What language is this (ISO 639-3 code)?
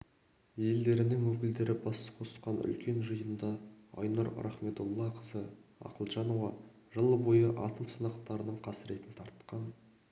kaz